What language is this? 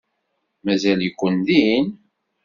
Kabyle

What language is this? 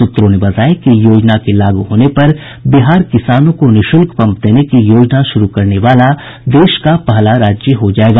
Hindi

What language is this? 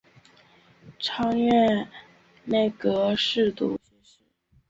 Chinese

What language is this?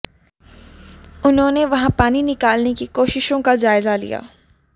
Hindi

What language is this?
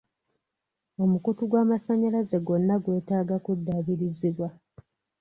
Ganda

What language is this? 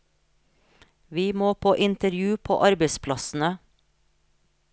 Norwegian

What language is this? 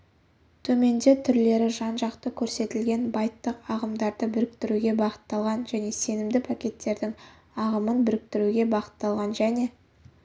Kazakh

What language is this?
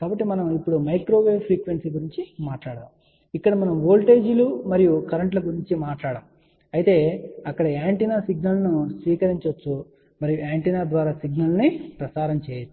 Telugu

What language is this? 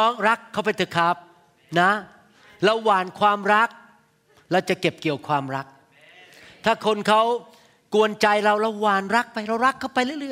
Thai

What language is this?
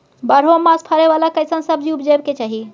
Maithili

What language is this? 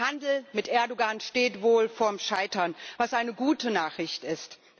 German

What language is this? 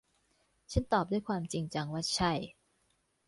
Thai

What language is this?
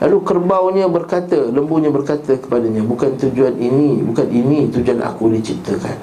Malay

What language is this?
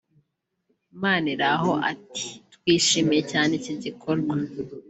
Kinyarwanda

